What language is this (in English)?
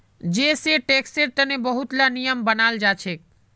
Magahi